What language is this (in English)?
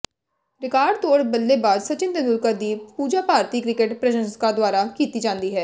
Punjabi